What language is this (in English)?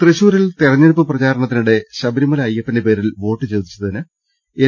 Malayalam